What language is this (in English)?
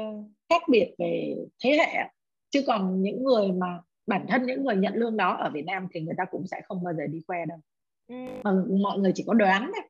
Vietnamese